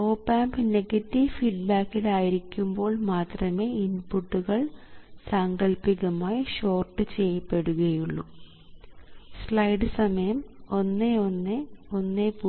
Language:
Malayalam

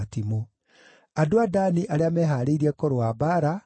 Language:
Kikuyu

